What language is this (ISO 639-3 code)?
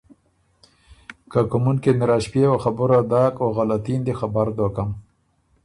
oru